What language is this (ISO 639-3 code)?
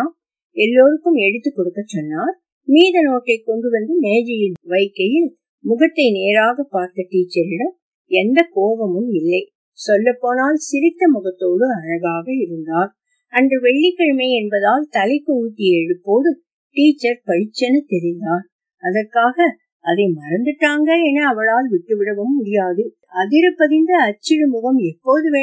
tam